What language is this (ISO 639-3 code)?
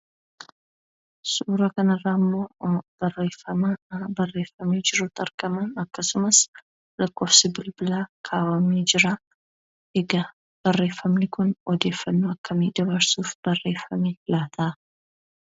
orm